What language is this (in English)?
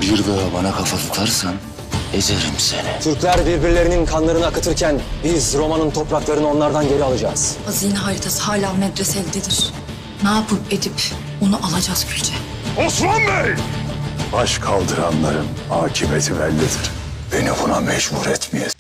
Turkish